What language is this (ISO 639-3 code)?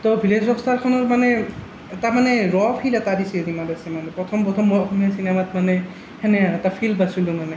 asm